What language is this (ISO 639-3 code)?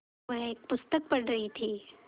hin